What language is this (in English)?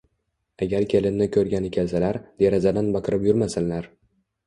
Uzbek